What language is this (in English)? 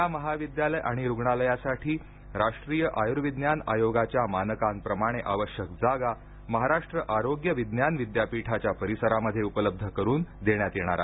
Marathi